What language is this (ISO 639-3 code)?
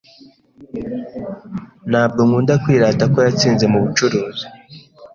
kin